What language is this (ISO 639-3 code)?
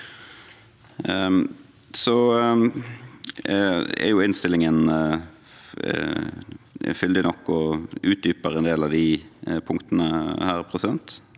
nor